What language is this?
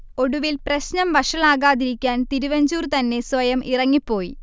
Malayalam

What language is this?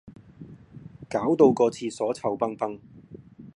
Cantonese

